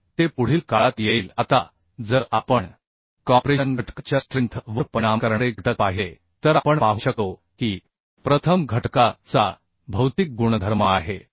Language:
Marathi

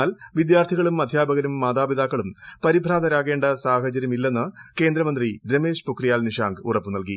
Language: Malayalam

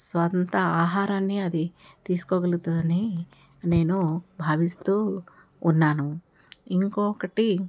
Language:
Telugu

